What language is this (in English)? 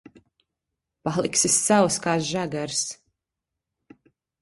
Latvian